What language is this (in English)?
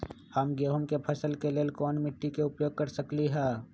Magahi